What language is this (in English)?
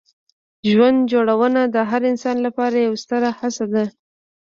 Pashto